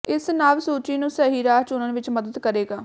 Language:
Punjabi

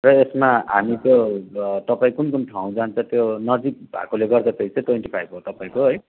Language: Nepali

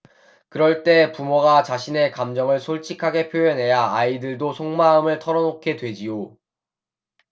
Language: Korean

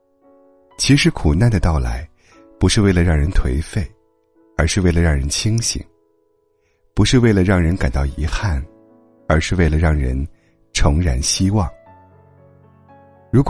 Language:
Chinese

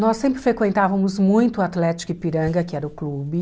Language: Portuguese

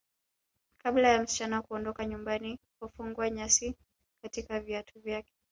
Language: Swahili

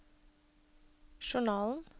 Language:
Norwegian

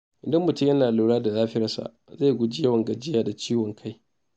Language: Hausa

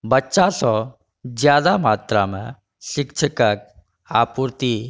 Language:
Maithili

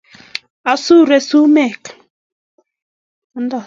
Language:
Kalenjin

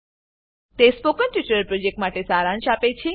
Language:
Gujarati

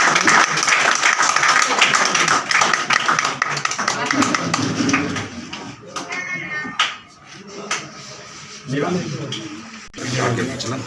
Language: Hindi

